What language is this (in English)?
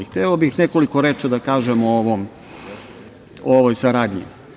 Serbian